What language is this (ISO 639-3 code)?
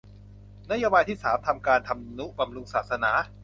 tha